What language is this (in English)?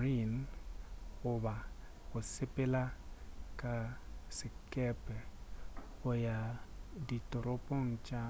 Northern Sotho